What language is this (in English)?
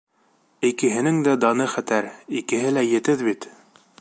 Bashkir